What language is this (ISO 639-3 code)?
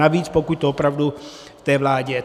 ces